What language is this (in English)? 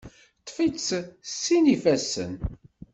Kabyle